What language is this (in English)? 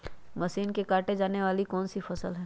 Magahi